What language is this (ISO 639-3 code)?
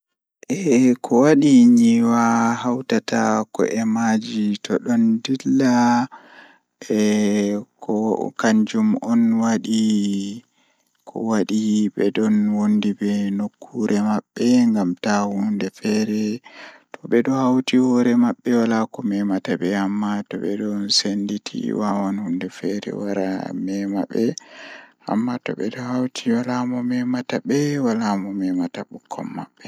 ful